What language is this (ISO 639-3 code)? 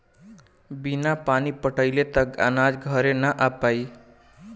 bho